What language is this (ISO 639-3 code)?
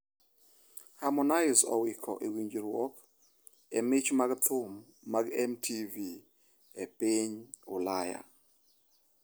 luo